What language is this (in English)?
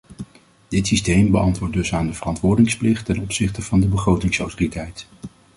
Dutch